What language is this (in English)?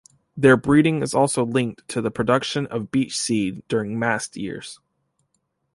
English